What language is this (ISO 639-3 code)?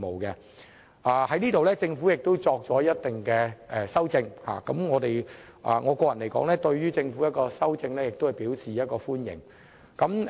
yue